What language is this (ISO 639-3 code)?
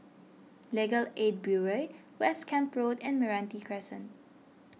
eng